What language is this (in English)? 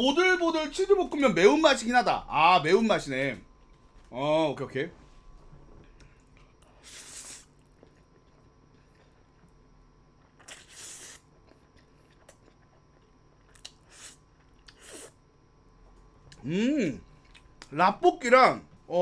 Korean